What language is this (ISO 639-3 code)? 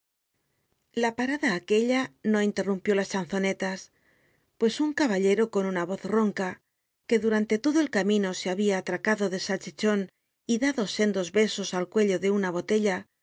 spa